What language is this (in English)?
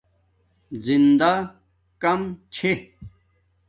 Domaaki